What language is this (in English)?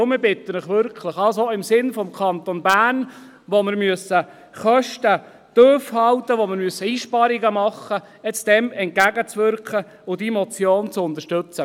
Swiss German